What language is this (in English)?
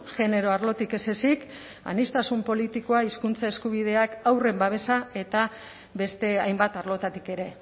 Basque